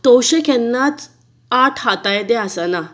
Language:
Konkani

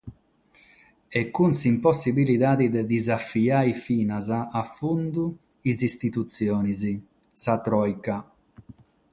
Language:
Sardinian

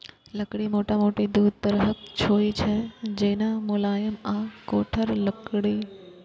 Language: Maithili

